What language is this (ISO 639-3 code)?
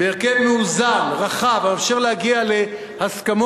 heb